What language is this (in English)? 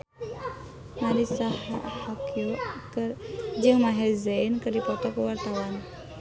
Sundanese